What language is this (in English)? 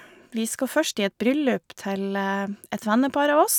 Norwegian